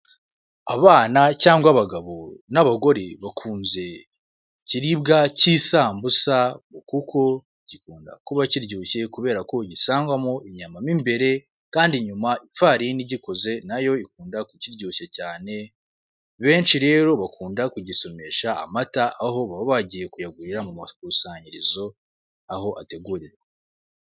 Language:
Kinyarwanda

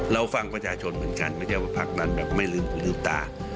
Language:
Thai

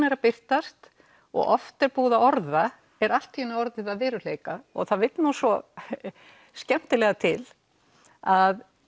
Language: Icelandic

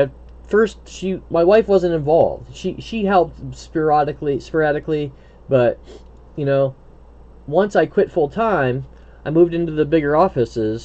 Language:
English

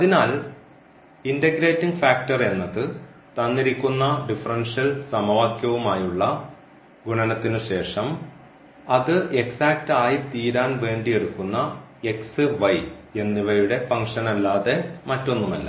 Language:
Malayalam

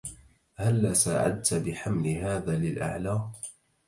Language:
Arabic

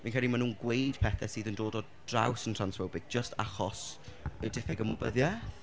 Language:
Welsh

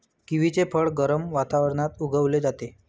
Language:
Marathi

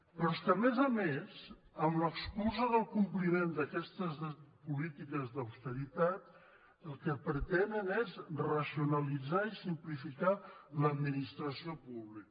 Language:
Catalan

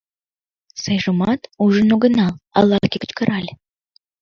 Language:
Mari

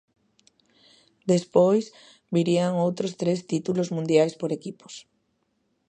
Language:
Galician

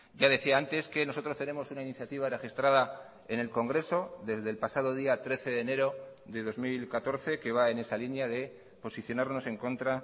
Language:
Spanish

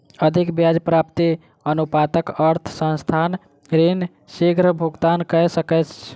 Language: Maithili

